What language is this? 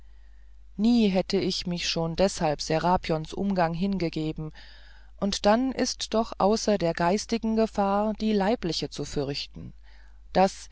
German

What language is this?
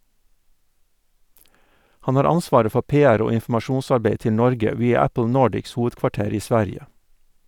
Norwegian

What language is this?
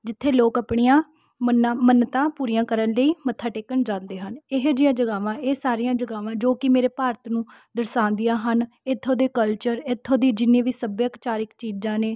Punjabi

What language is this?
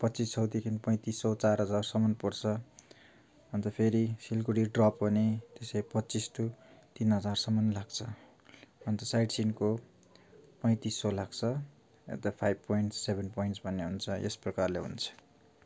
Nepali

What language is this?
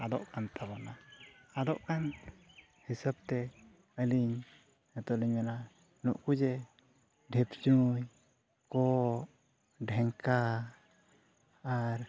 Santali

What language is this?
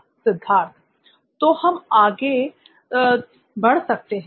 Hindi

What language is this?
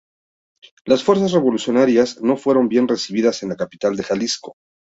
Spanish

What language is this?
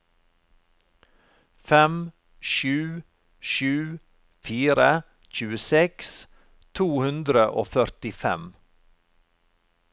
Norwegian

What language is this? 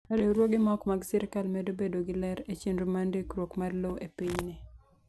Luo (Kenya and Tanzania)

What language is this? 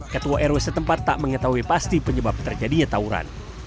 Indonesian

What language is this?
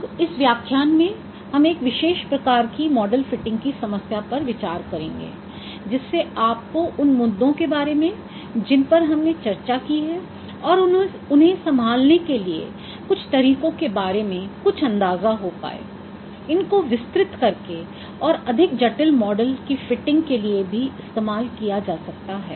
Hindi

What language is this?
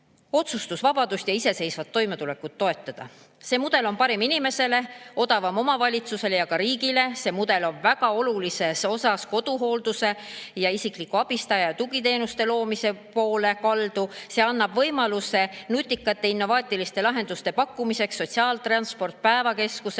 Estonian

